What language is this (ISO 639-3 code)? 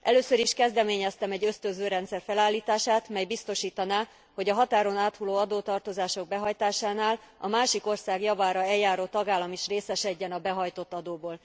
hun